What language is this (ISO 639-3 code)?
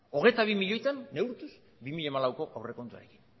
eus